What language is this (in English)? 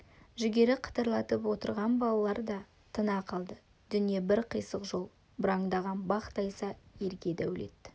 Kazakh